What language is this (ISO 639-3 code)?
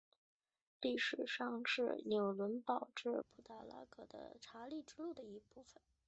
zho